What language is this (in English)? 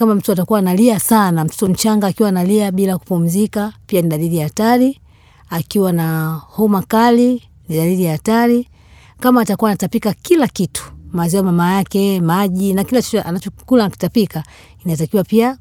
Swahili